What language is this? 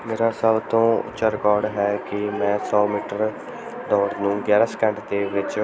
Punjabi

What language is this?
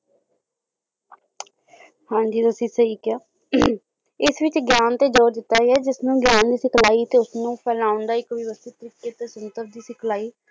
Punjabi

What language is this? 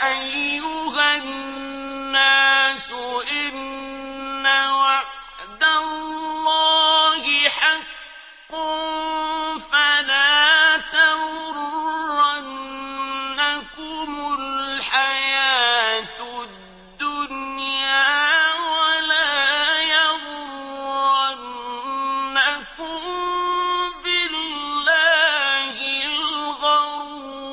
Arabic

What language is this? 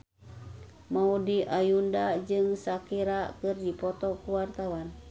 Sundanese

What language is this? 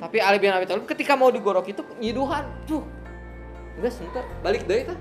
Indonesian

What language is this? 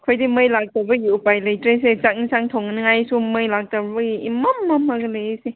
Manipuri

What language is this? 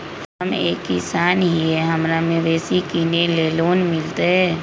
Magahi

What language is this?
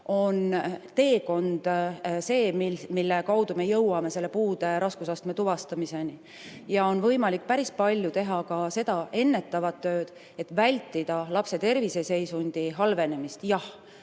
Estonian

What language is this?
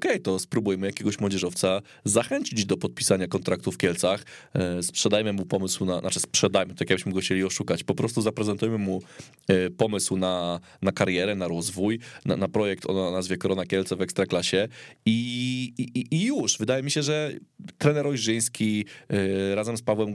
Polish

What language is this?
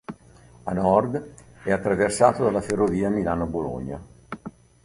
Italian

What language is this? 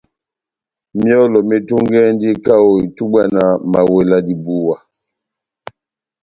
Batanga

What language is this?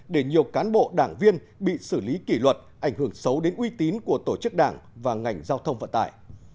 Vietnamese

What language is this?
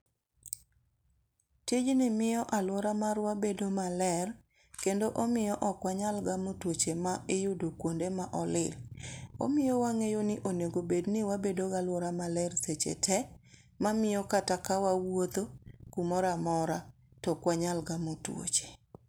Luo (Kenya and Tanzania)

